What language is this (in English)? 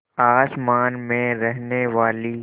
Hindi